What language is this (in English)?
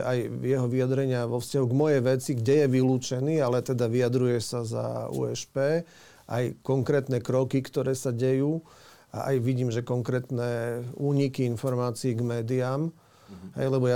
Slovak